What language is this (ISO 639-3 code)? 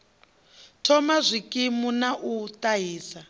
ven